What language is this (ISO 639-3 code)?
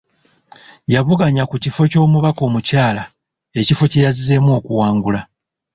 lug